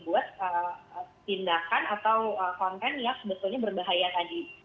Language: Indonesian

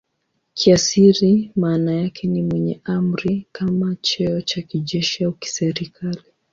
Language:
Swahili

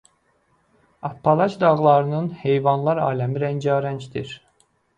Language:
Azerbaijani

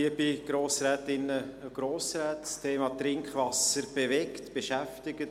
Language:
Swiss German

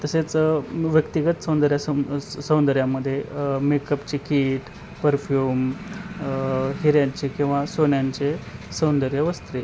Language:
Marathi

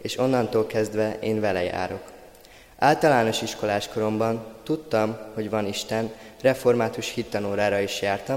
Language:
Hungarian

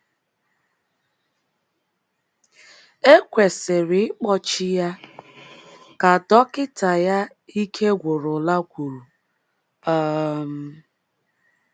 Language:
Igbo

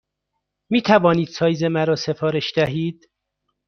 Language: Persian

